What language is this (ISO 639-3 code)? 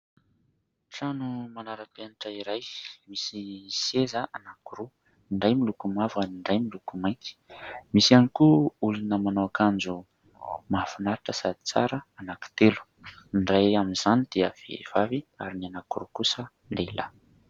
mlg